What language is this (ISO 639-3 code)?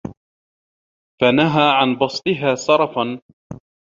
ara